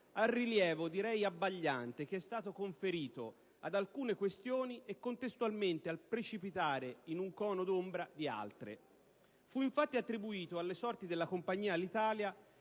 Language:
Italian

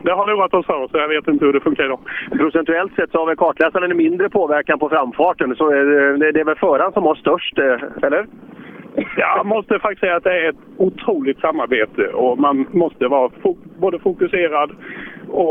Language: Swedish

